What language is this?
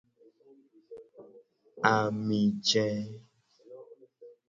Gen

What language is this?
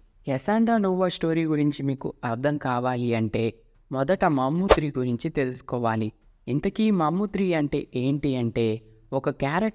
Telugu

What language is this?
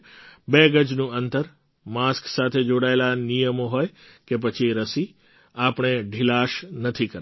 Gujarati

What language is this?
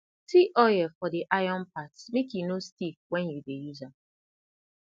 Nigerian Pidgin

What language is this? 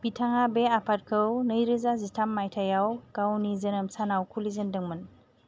Bodo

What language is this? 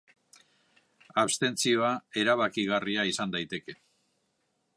Basque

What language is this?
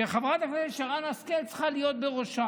Hebrew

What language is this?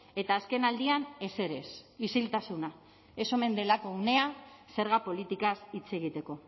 Basque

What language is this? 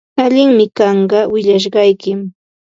Ambo-Pasco Quechua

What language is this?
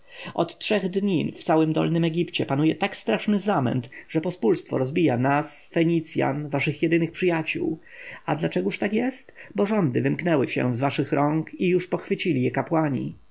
Polish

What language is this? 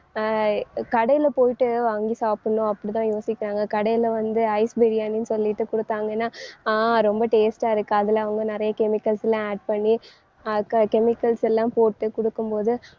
Tamil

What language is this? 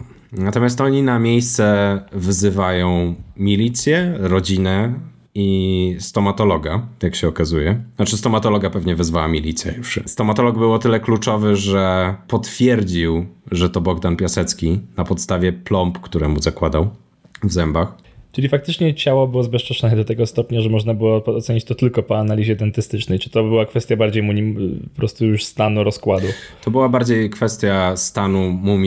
Polish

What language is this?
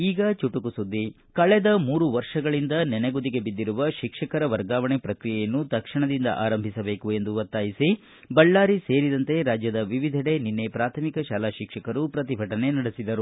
Kannada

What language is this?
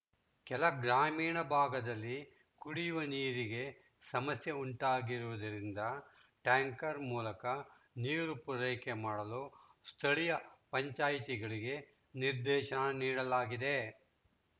Kannada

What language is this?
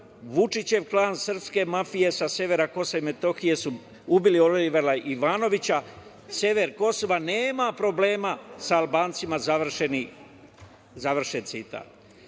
Serbian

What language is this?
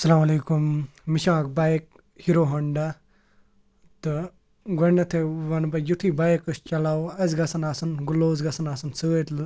Kashmiri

